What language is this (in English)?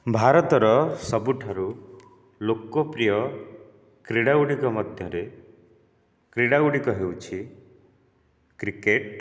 Odia